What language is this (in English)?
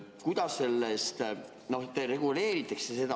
Estonian